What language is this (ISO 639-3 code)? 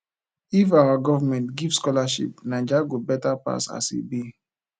pcm